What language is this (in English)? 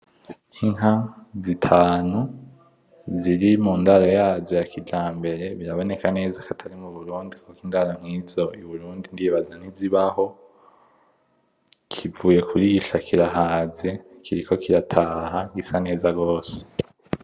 Rundi